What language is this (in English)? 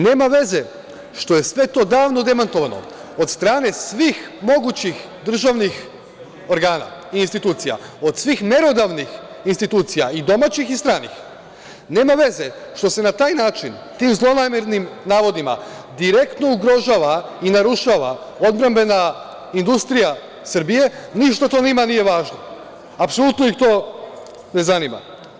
Serbian